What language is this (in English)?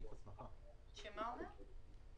Hebrew